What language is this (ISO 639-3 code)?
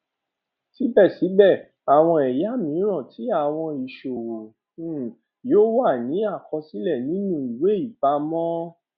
yor